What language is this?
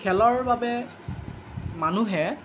Assamese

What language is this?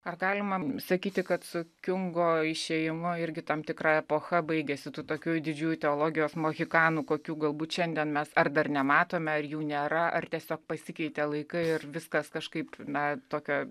Lithuanian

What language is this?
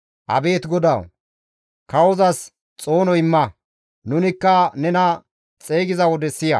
Gamo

